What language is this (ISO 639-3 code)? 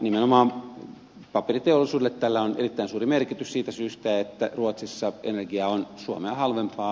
fin